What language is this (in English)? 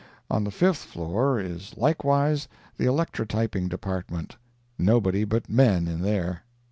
English